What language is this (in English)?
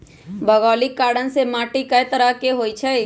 Magahi